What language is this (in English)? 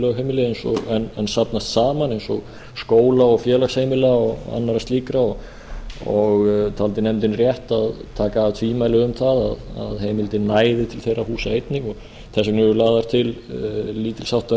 Icelandic